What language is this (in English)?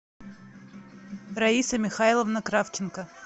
Russian